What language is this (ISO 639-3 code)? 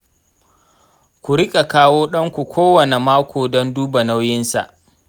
hau